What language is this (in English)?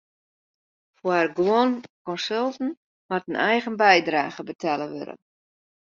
Western Frisian